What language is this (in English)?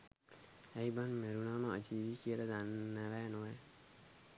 Sinhala